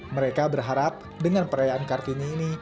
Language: Indonesian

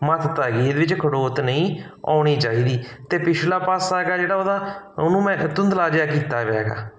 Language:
Punjabi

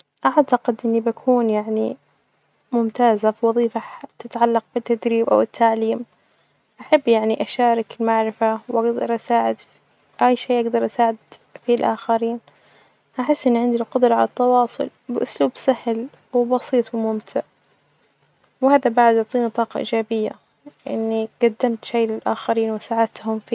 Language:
Najdi Arabic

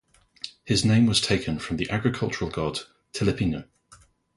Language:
English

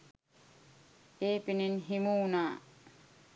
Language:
Sinhala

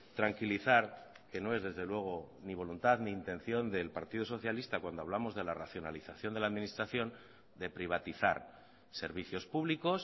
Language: Spanish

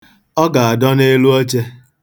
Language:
Igbo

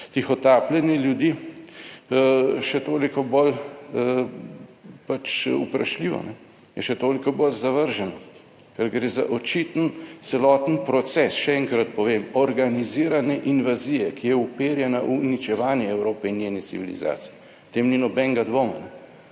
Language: Slovenian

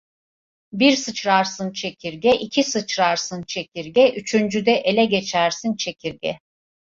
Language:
Turkish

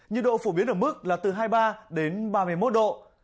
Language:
Vietnamese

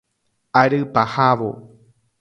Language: Guarani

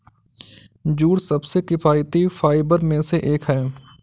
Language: Hindi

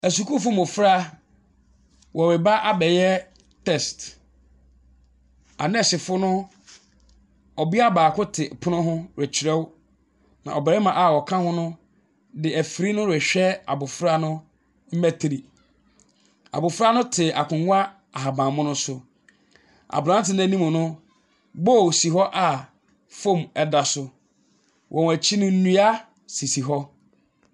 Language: Akan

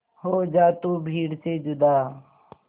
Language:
Hindi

